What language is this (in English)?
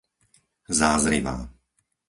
Slovak